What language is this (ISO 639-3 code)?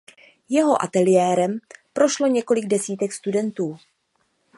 ces